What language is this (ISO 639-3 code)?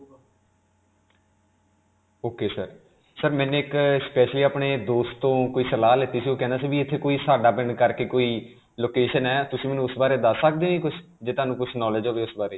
pan